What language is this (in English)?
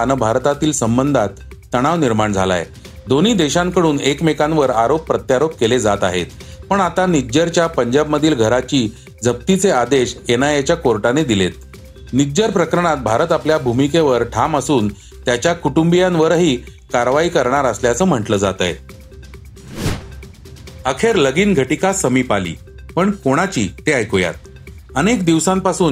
Marathi